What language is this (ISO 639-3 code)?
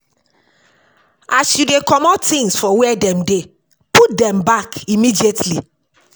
pcm